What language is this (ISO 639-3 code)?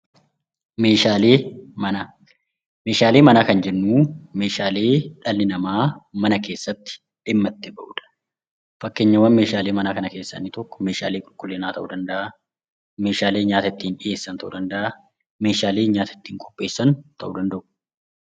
orm